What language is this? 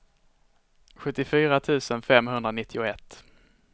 Swedish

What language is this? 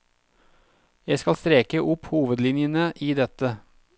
Norwegian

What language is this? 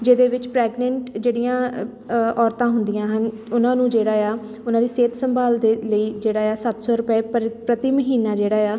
Punjabi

